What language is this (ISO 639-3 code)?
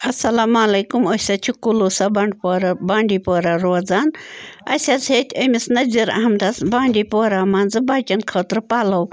kas